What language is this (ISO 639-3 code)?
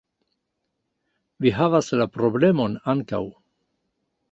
epo